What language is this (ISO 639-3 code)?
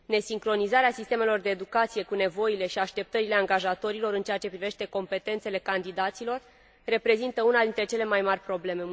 ron